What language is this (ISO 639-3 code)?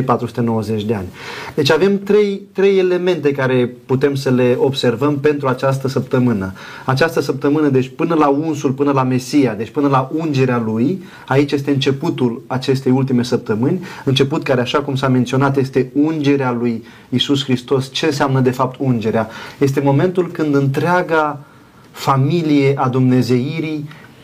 ron